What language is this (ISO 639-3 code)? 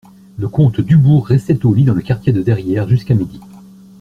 fra